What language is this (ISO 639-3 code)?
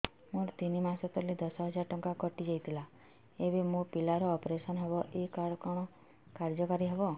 ori